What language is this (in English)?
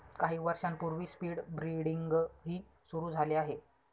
Marathi